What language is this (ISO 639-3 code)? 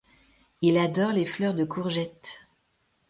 fra